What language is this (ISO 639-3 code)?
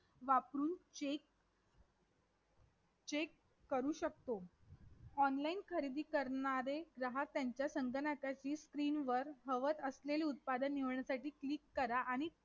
mar